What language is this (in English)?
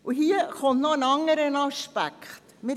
Swiss German